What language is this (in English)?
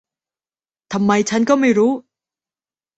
Thai